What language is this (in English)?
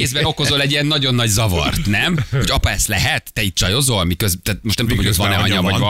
Hungarian